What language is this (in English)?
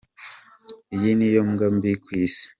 Kinyarwanda